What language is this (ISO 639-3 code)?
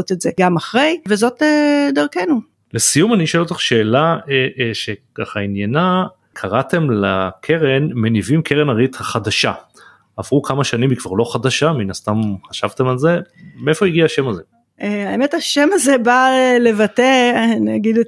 heb